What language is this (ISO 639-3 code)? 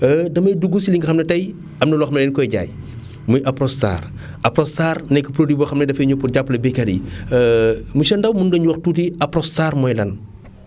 wol